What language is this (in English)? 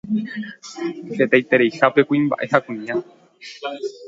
Guarani